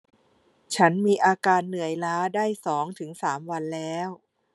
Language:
Thai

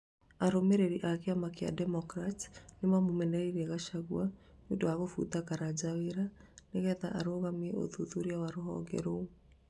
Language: Kikuyu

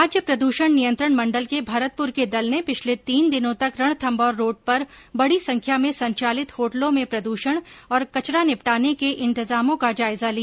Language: Hindi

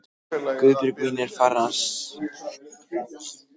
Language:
Icelandic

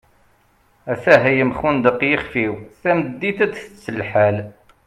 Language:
Kabyle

